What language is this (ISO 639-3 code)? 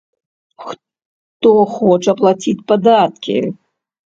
bel